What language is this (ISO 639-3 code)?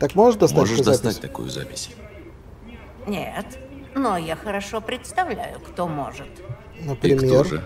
rus